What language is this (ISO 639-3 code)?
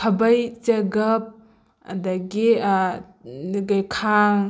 mni